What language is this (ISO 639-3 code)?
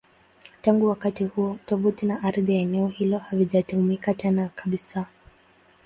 swa